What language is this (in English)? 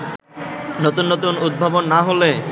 Bangla